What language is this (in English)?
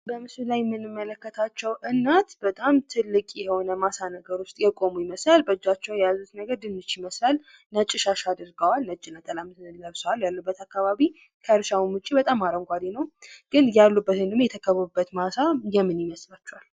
Amharic